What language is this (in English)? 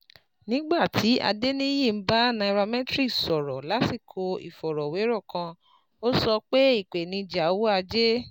Yoruba